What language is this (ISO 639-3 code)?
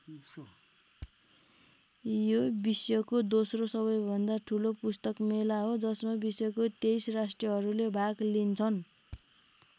nep